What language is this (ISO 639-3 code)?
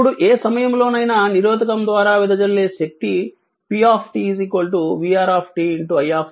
tel